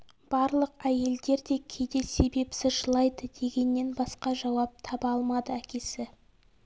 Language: Kazakh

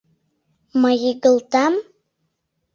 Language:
Mari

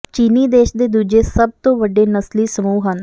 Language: Punjabi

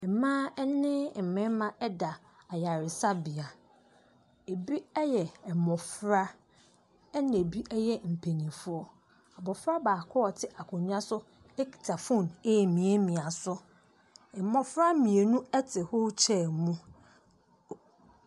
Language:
Akan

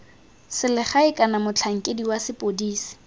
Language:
Tswana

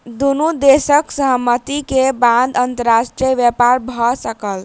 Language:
Maithili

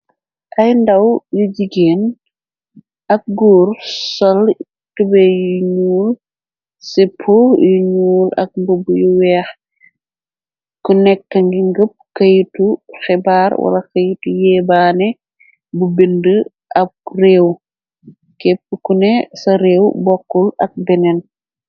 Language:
Wolof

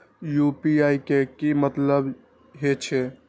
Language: Maithili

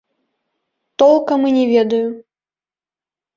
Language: Belarusian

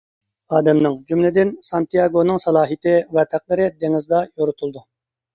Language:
Uyghur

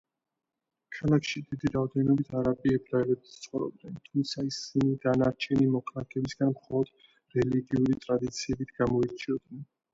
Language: Georgian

